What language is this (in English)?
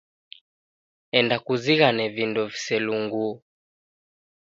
Taita